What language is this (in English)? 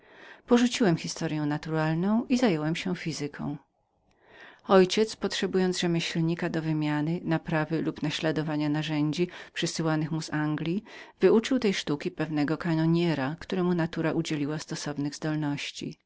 Polish